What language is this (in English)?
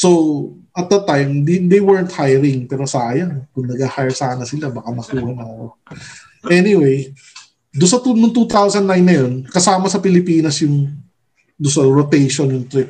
Filipino